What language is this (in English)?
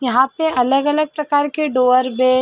Hindi